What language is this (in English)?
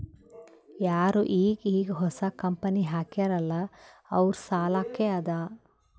Kannada